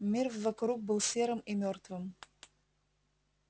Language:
Russian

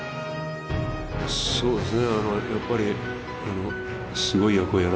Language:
Japanese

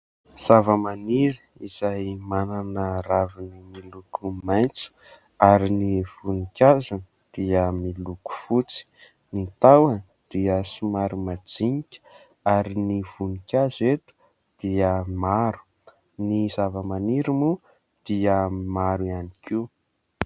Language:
Malagasy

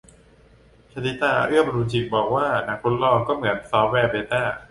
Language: Thai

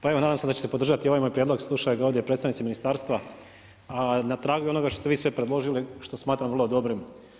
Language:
Croatian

